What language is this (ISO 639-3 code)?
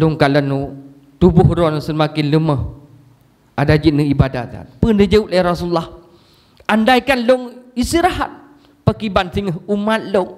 msa